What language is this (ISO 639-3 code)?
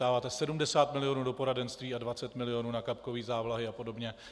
ces